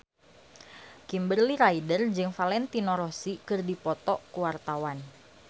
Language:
Sundanese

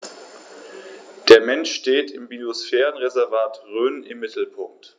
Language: German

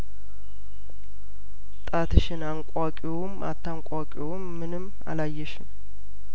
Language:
Amharic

